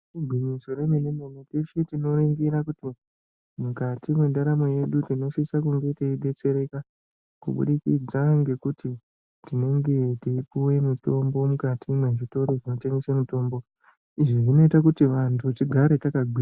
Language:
Ndau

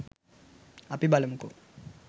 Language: Sinhala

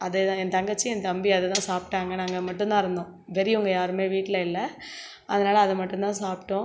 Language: Tamil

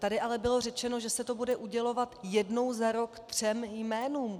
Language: Czech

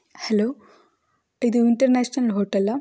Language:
Kannada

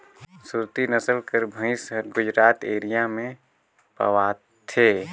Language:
Chhattisgarhi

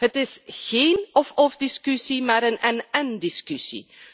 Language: Dutch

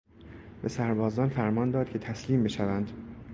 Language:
Persian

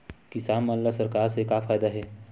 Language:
Chhattisgarhi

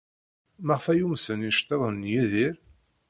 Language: Kabyle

